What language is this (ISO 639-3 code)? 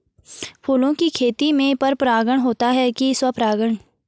hin